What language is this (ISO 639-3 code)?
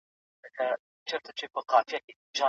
pus